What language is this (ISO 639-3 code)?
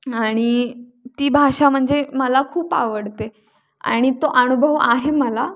mar